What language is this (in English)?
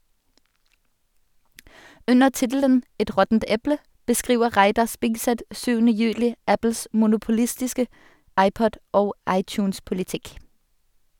Norwegian